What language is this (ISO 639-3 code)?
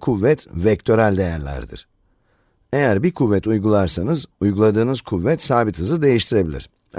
tur